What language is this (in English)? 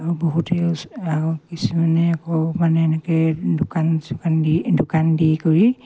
Assamese